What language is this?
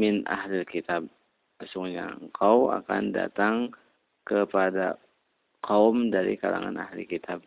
Indonesian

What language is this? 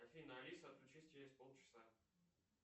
Russian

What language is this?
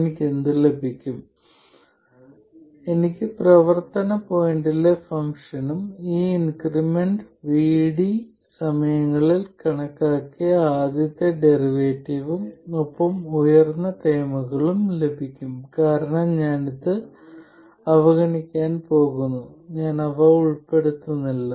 Malayalam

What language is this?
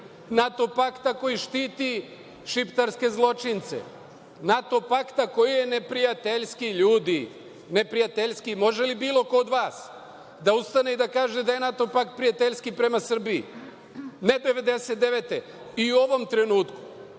Serbian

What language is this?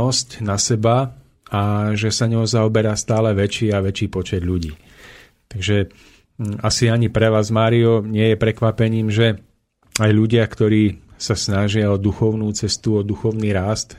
Slovak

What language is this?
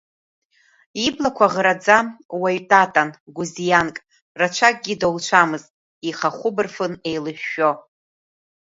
Abkhazian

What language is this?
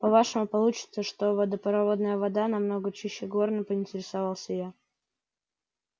Russian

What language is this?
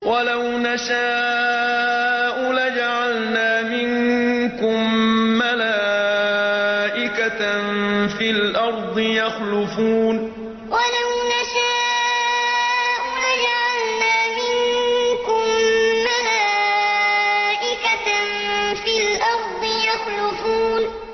Arabic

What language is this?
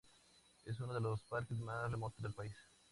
Spanish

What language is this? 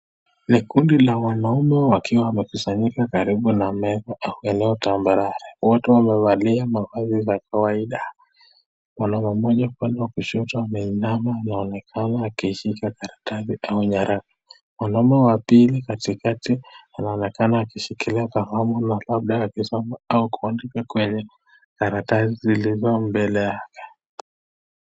Swahili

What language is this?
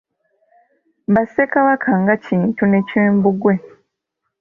Ganda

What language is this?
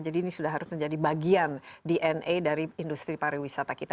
Indonesian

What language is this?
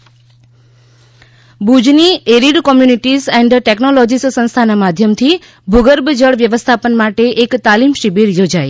Gujarati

